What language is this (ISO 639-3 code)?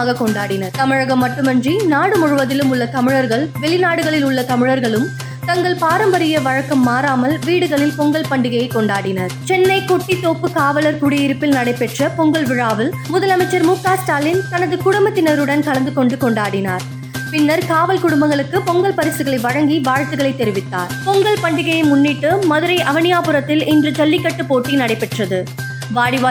tam